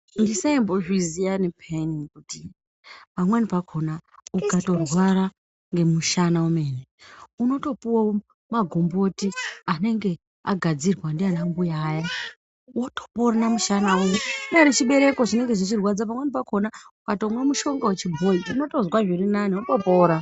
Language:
Ndau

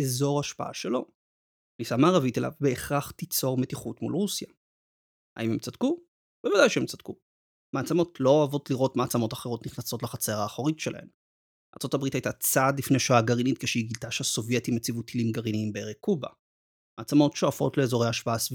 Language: Hebrew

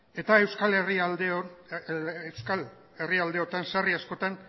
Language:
Basque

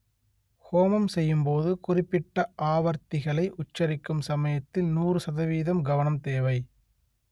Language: Tamil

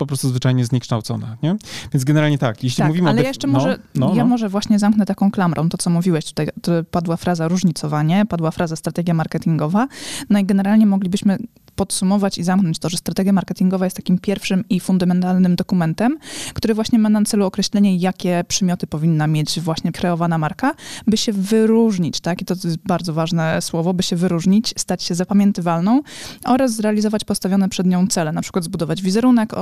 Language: Polish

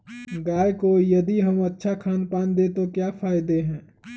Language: Magahi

